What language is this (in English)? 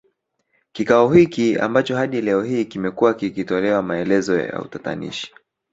Swahili